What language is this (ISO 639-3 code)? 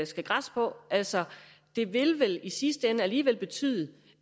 dan